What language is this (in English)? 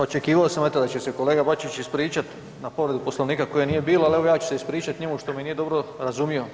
Croatian